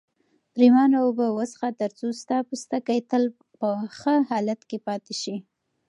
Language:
Pashto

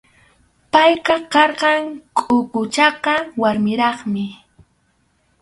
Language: Arequipa-La Unión Quechua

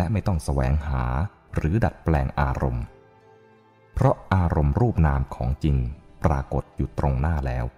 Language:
Thai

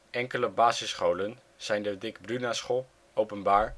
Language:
Dutch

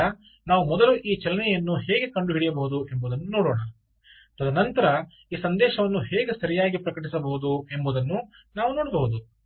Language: Kannada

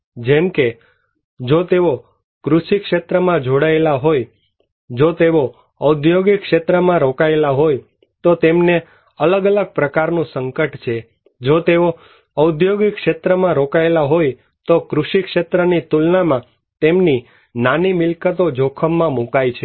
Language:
Gujarati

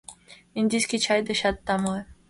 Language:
Mari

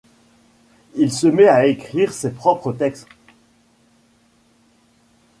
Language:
French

